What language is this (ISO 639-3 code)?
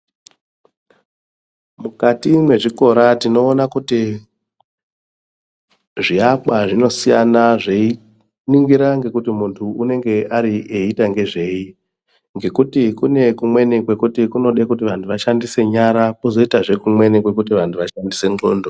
ndc